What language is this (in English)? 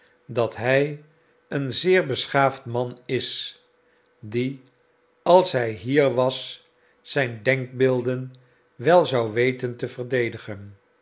Dutch